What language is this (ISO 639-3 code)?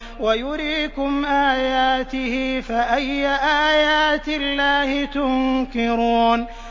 ara